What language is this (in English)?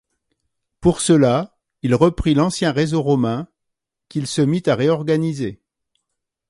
French